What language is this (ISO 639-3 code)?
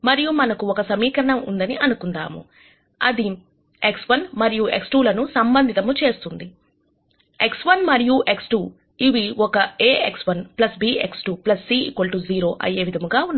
tel